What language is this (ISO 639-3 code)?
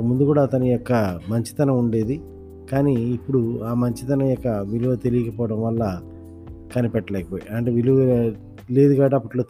tel